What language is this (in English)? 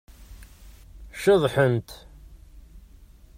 Kabyle